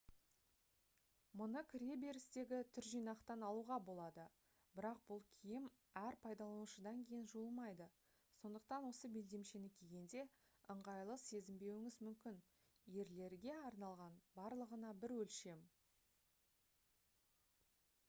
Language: Kazakh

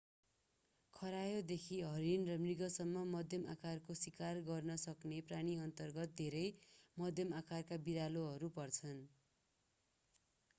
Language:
Nepali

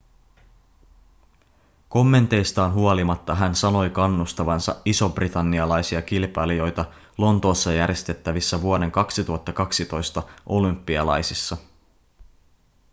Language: Finnish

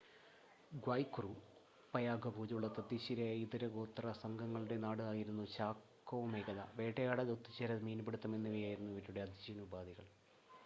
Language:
Malayalam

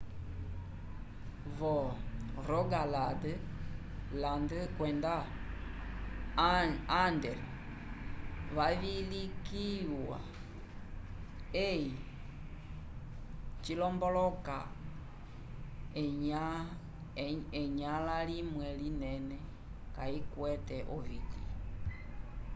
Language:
Umbundu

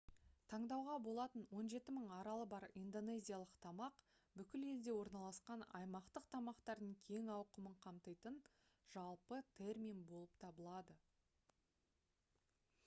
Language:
Kazakh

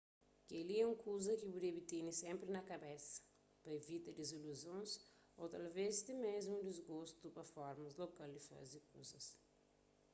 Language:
Kabuverdianu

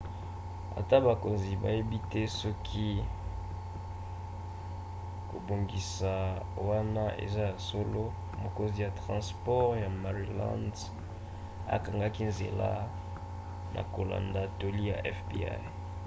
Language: Lingala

